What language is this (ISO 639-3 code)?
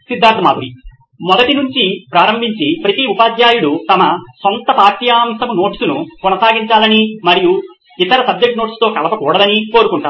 tel